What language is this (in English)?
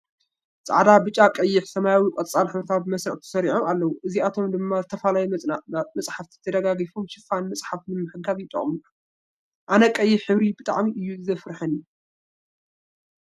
Tigrinya